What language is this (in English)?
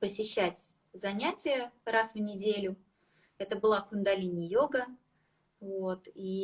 Russian